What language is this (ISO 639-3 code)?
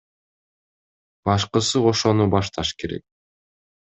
kir